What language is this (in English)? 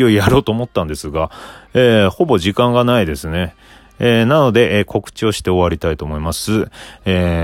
Japanese